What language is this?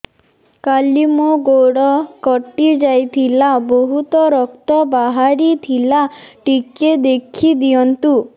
Odia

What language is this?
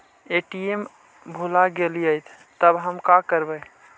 Magahi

